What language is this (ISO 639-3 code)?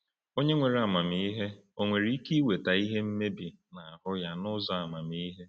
ibo